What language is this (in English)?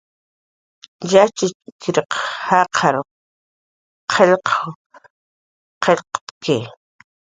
Jaqaru